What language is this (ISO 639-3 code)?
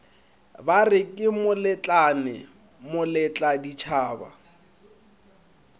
nso